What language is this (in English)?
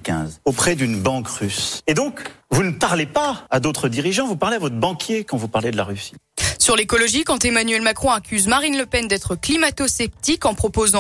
French